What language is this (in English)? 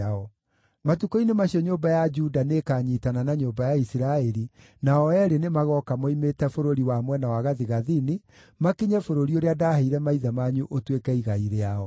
Kikuyu